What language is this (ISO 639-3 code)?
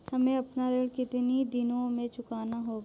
hin